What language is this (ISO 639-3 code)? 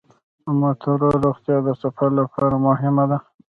pus